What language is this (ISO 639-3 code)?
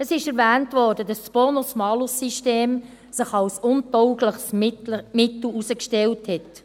gsw